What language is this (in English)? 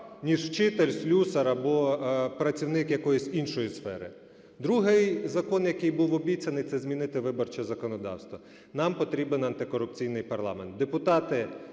Ukrainian